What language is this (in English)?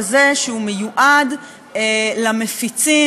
Hebrew